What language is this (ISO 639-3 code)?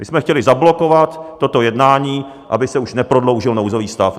ces